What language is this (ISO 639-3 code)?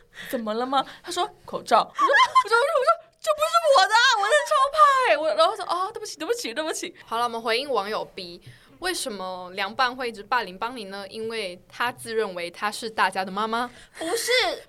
zho